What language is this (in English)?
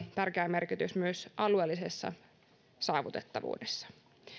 Finnish